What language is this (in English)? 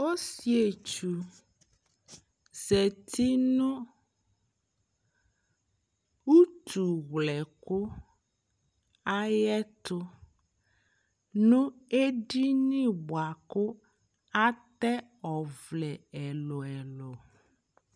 Ikposo